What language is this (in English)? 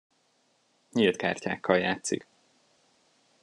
Hungarian